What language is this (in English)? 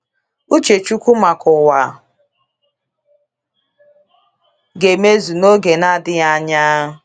Igbo